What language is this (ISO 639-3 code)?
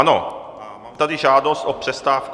ces